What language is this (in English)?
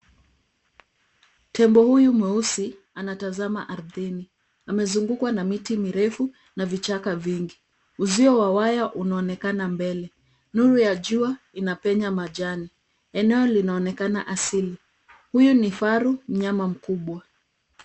Swahili